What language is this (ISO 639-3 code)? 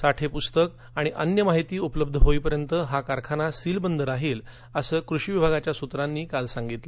mar